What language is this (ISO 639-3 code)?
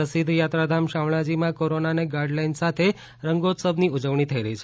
guj